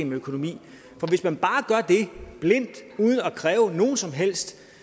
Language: Danish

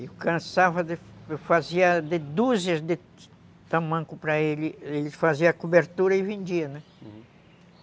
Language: Portuguese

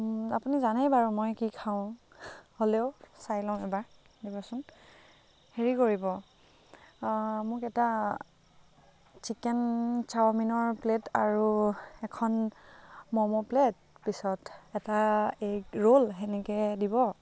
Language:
Assamese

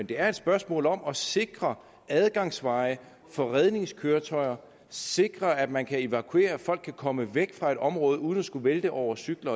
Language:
Danish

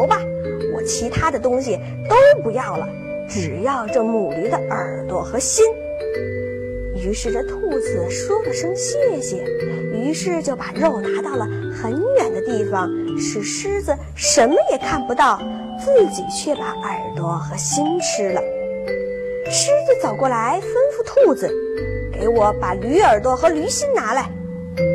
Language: Chinese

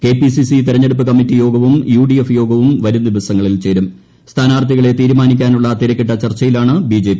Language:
Malayalam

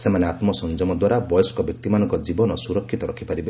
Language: Odia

